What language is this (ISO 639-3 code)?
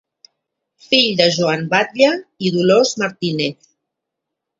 cat